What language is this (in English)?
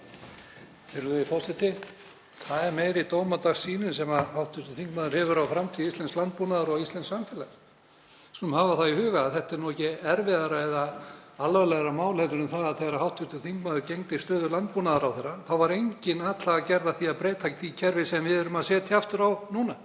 Icelandic